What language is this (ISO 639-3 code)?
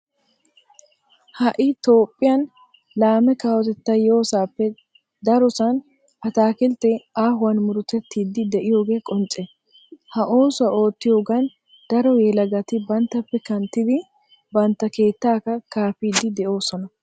wal